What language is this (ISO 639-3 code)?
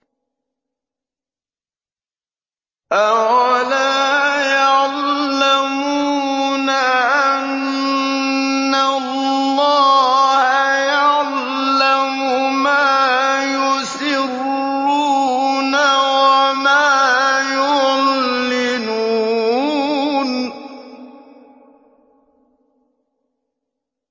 ara